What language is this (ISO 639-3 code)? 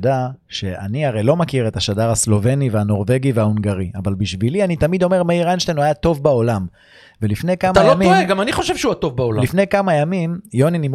heb